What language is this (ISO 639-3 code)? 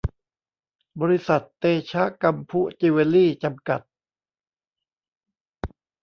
tha